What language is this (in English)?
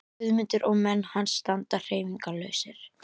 Icelandic